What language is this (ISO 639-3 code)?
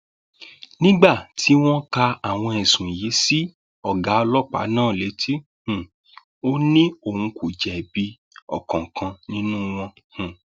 yor